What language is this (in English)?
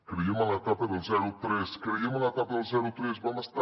Catalan